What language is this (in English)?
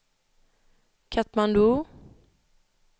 Swedish